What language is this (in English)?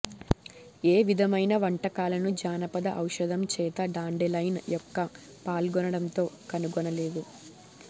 Telugu